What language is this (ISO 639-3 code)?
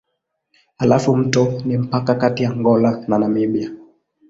swa